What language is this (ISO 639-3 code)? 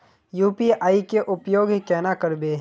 mag